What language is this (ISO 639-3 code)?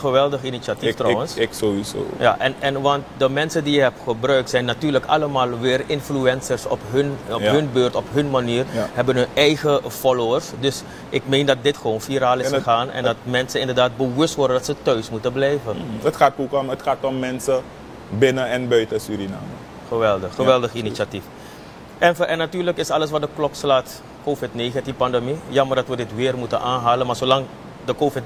nld